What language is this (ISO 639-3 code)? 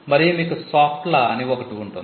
tel